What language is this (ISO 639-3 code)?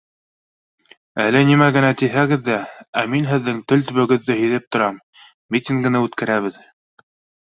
bak